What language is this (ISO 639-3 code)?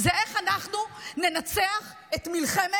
heb